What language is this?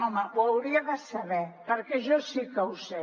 Catalan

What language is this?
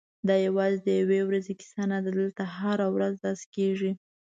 Pashto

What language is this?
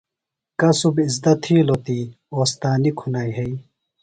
Phalura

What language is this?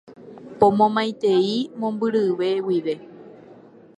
Guarani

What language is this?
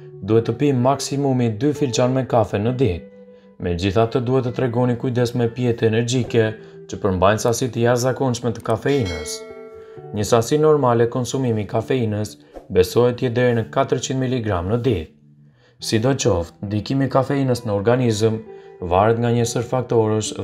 Romanian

